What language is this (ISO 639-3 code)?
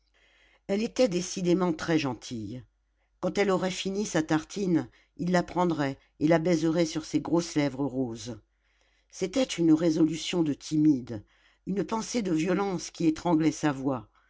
fra